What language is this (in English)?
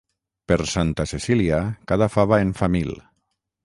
Catalan